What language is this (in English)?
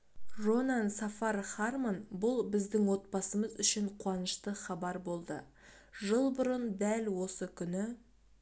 Kazakh